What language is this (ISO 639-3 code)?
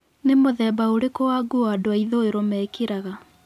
kik